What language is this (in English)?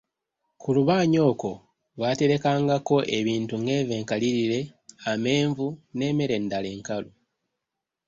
Ganda